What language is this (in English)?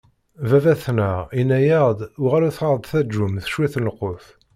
Kabyle